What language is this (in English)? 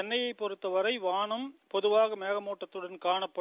Tamil